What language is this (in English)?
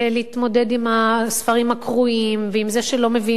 Hebrew